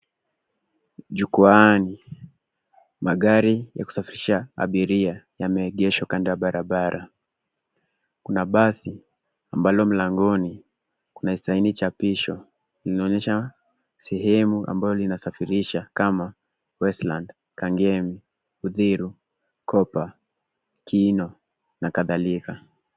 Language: Swahili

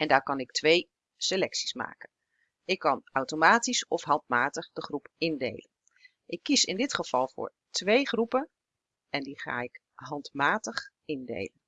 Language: Dutch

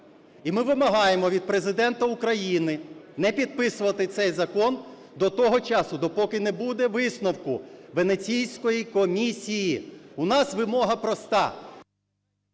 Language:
Ukrainian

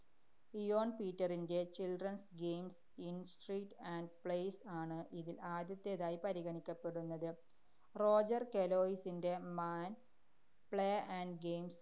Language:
Malayalam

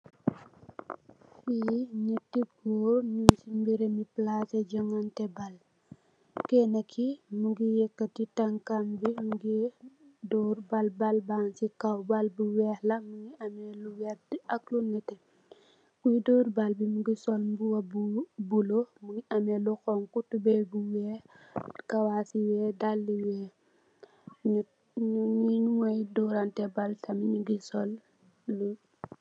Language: Wolof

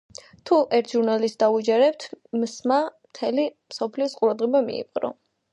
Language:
Georgian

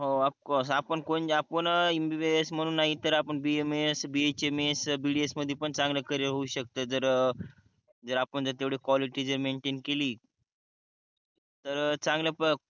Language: Marathi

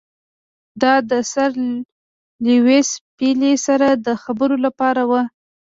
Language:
Pashto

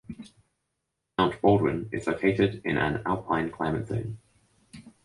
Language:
English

